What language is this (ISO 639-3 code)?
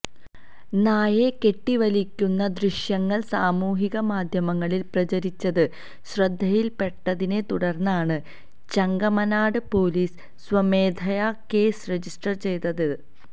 mal